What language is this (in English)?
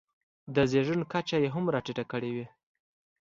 Pashto